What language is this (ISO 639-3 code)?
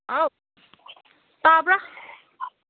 mni